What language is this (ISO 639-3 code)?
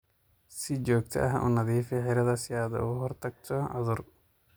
som